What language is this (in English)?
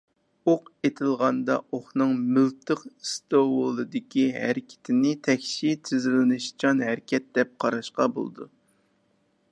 Uyghur